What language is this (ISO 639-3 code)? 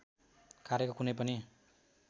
nep